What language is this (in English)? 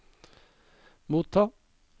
Norwegian